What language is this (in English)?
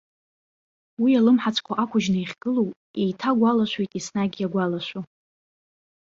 Abkhazian